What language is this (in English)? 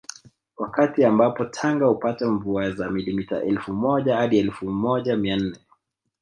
Swahili